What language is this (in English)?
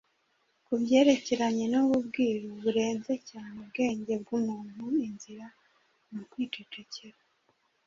Kinyarwanda